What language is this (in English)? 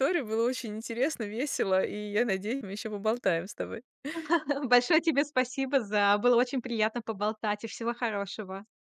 Russian